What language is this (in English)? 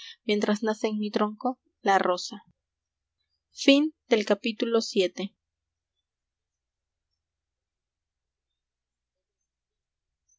Spanish